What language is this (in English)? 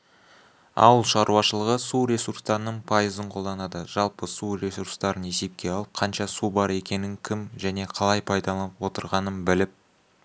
Kazakh